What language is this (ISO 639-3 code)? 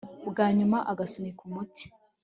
kin